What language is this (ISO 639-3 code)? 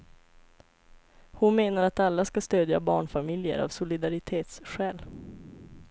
swe